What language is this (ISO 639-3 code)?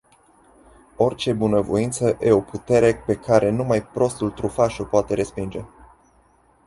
ron